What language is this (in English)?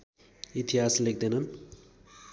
Nepali